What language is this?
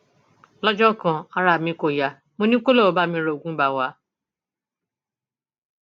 Yoruba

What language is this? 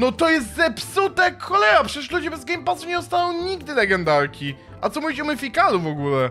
Polish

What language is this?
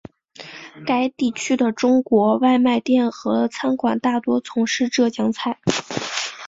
Chinese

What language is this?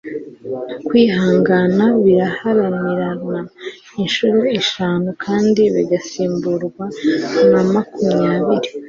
Kinyarwanda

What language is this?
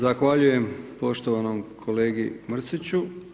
Croatian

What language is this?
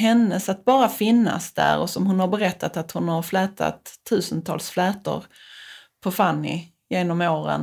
Swedish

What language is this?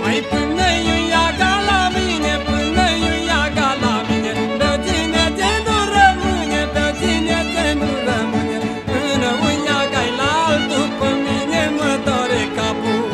Romanian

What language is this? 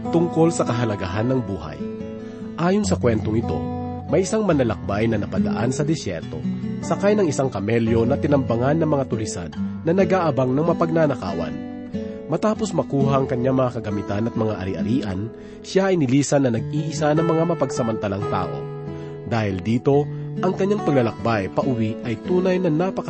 Filipino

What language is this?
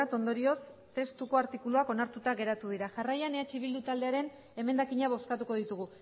Basque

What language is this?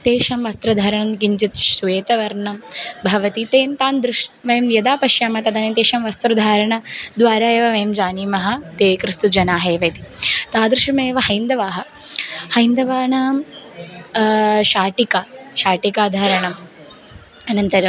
Sanskrit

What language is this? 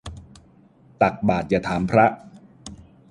Thai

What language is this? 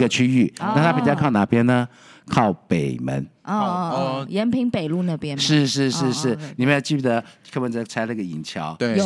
Chinese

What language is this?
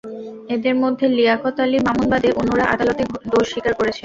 Bangla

